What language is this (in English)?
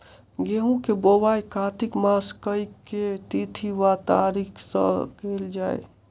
Maithili